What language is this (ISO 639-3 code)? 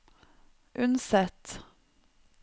nor